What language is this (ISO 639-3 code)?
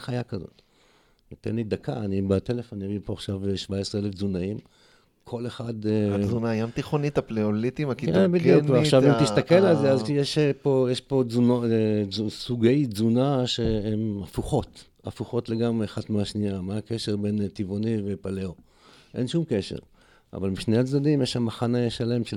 heb